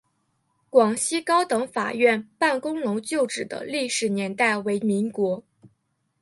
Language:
Chinese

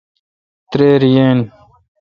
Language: Kalkoti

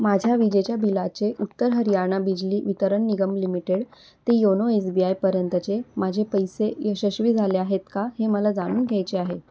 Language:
Marathi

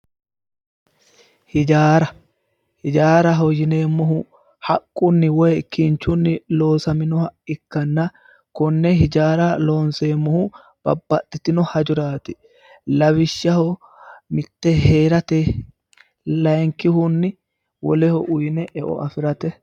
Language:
Sidamo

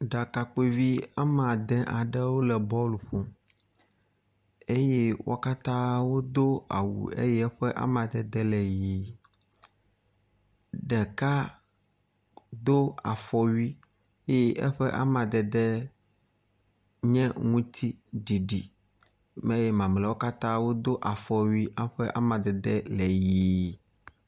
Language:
Ewe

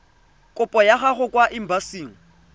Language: Tswana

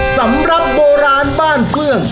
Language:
Thai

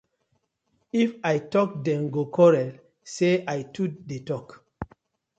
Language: Nigerian Pidgin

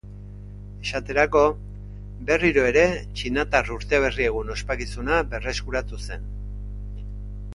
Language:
Basque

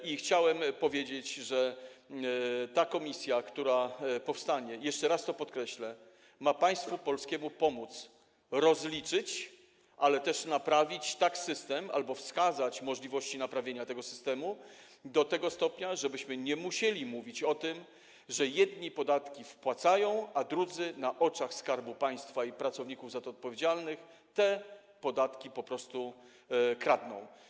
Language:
Polish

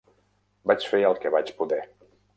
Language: Catalan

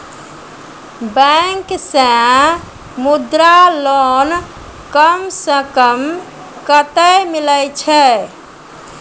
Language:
Maithili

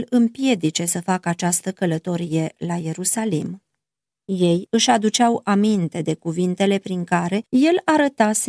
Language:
Romanian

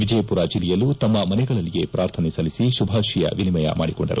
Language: Kannada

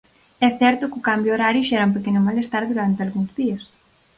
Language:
Galician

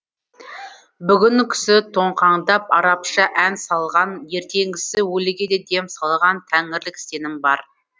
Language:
Kazakh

